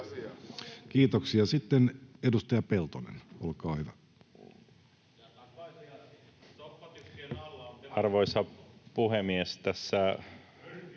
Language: Finnish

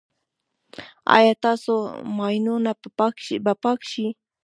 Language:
Pashto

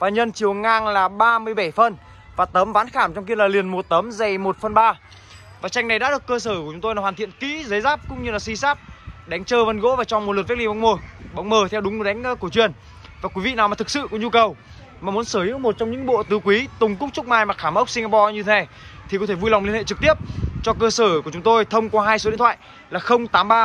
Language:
Vietnamese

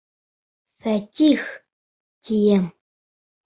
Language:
Bashkir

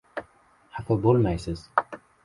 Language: Uzbek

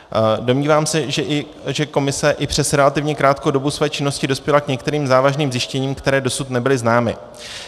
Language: Czech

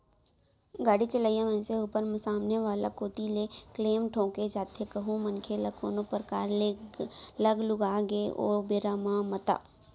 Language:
Chhattisgarhi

